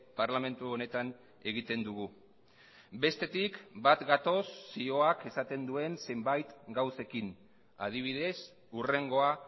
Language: Basque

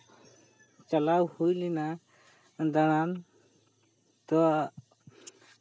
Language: Santali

